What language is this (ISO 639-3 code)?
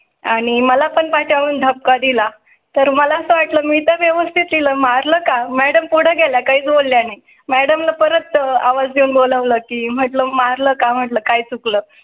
mar